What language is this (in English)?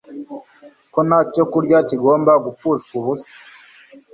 Kinyarwanda